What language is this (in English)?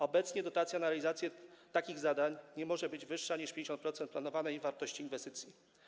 Polish